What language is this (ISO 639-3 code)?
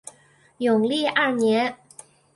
zho